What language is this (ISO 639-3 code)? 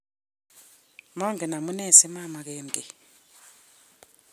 kln